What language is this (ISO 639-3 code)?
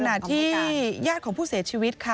tha